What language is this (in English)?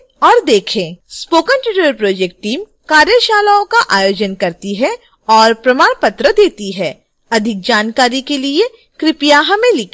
Hindi